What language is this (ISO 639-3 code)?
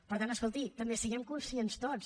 cat